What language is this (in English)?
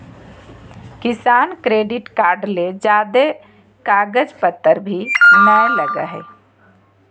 Magahi